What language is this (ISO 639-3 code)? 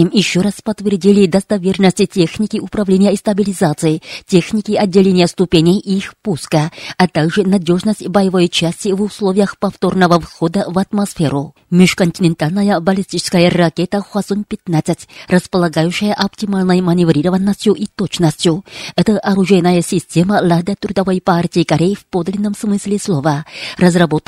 rus